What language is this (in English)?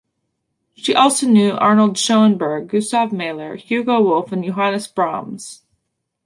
English